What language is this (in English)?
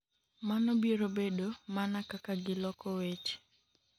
Luo (Kenya and Tanzania)